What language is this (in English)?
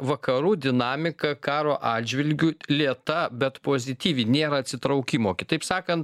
Lithuanian